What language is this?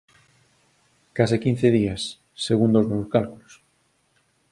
Galician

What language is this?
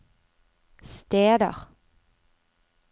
Norwegian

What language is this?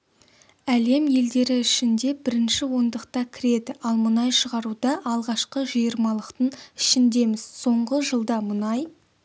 Kazakh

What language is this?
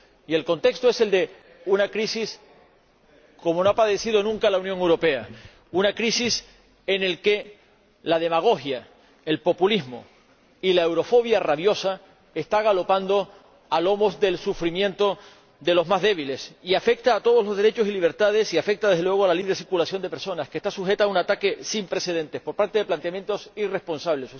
Spanish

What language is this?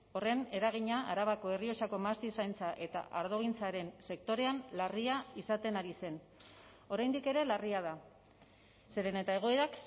Basque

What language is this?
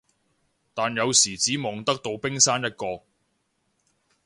Cantonese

